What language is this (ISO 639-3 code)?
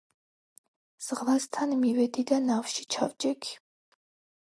kat